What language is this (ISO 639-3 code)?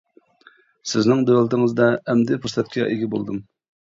uig